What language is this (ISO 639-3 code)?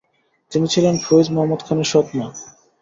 ben